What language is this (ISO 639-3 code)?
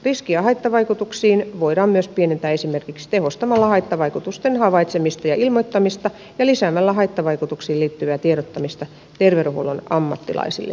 fin